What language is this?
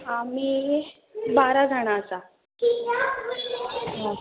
Konkani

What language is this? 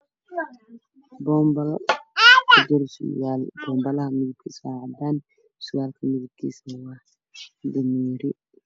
Somali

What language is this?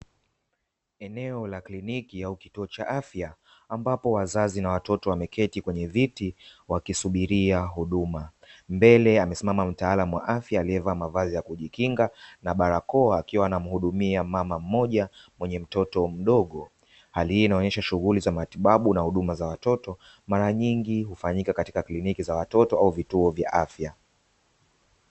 Swahili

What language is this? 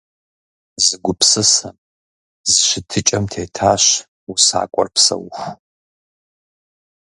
Kabardian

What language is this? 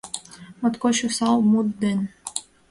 Mari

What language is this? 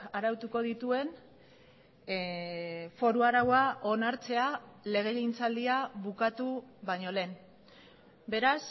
Basque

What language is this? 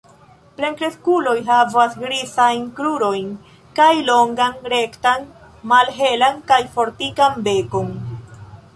Esperanto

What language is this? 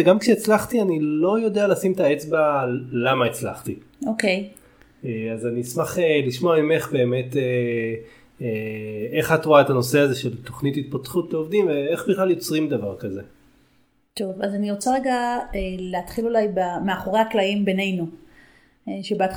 Hebrew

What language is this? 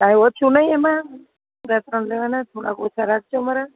Gujarati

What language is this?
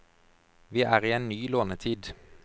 Norwegian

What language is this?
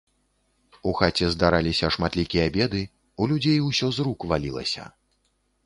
Belarusian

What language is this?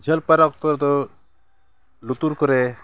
Santali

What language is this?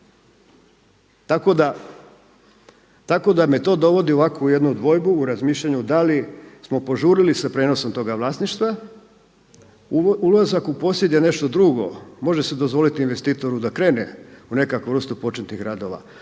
Croatian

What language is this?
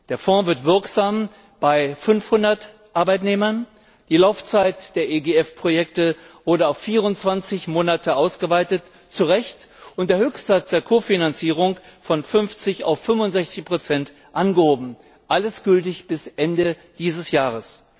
German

